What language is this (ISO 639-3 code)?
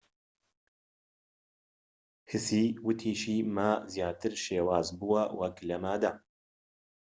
ckb